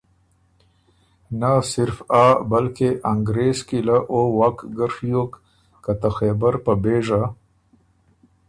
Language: Ormuri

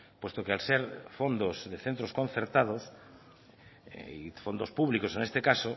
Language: Spanish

